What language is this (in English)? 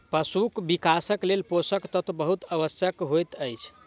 Maithili